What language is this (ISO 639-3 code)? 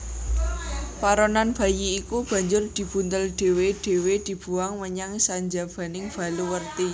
jav